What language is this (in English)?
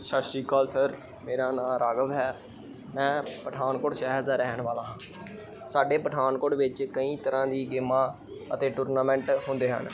Punjabi